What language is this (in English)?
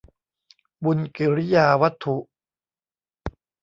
Thai